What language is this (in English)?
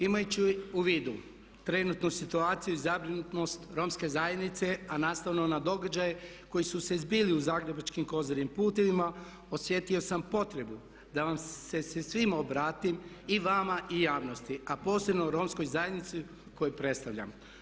Croatian